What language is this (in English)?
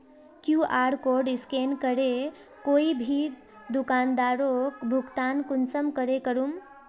Magahi